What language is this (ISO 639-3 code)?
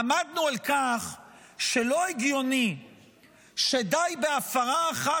heb